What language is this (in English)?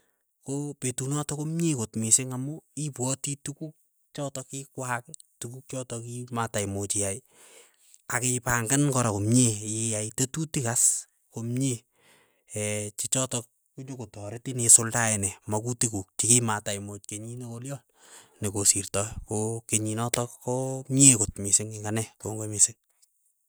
Keiyo